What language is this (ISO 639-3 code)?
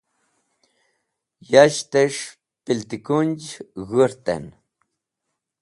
wbl